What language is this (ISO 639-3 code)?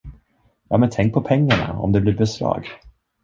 swe